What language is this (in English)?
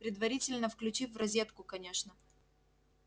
Russian